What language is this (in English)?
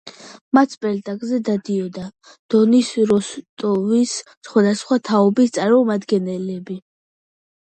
Georgian